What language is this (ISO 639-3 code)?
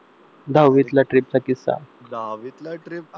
mar